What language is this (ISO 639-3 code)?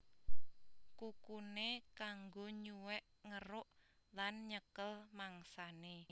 jav